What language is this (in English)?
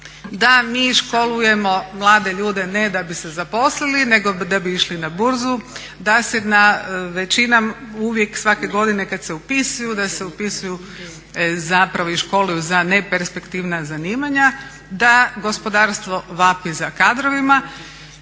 Croatian